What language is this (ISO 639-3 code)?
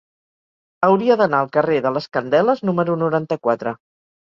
cat